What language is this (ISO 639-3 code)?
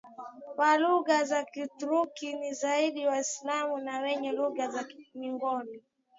swa